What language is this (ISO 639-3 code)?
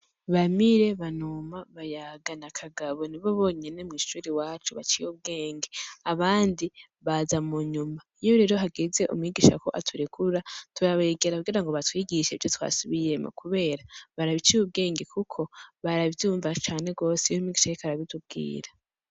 run